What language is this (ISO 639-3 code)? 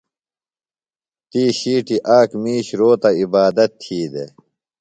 phl